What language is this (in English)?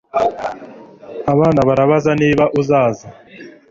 Kinyarwanda